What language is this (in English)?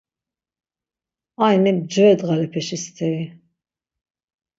Laz